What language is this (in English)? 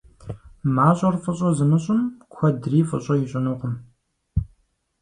Kabardian